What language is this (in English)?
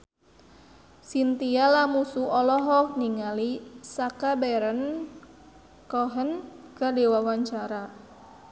Sundanese